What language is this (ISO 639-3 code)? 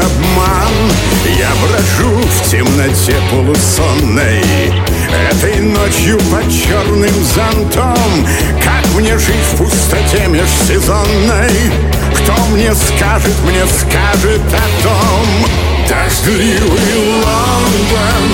rus